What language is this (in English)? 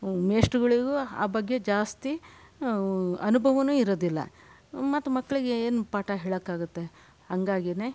Kannada